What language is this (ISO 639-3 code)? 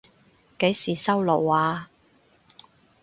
yue